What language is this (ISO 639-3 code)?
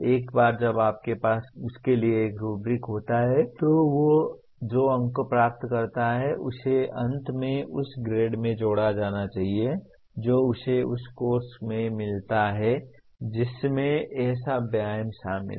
hin